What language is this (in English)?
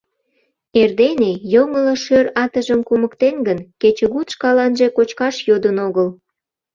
Mari